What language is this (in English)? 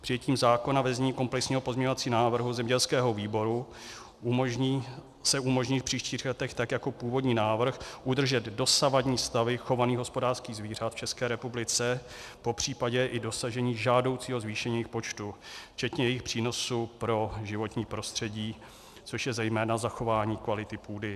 Czech